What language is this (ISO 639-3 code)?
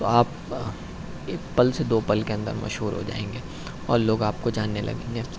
urd